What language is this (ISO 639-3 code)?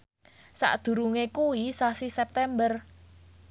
jav